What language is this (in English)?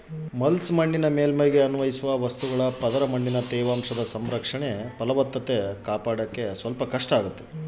Kannada